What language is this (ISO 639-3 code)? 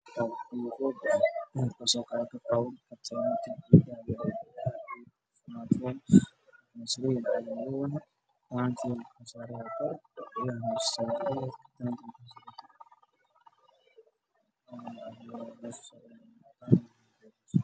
som